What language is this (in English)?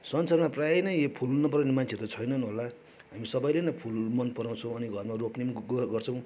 Nepali